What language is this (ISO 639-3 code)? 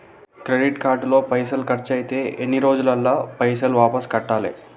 tel